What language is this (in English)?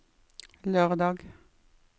Norwegian